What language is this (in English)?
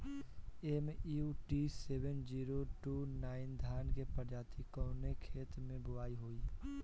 Bhojpuri